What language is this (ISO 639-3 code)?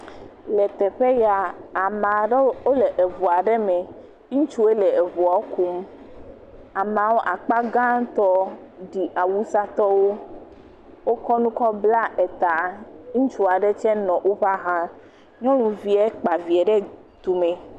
ewe